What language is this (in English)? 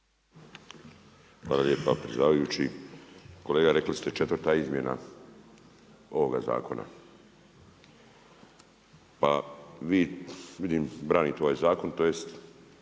Croatian